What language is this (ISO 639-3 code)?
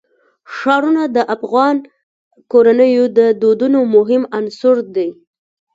pus